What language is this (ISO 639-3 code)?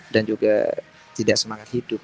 ind